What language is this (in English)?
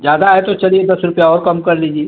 Hindi